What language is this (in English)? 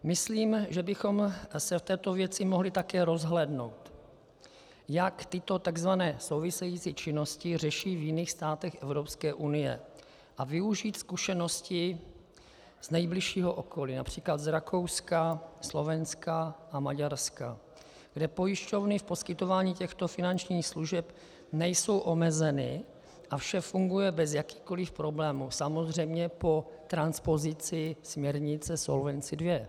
Czech